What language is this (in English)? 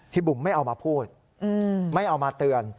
Thai